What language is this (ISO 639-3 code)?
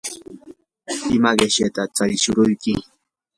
qur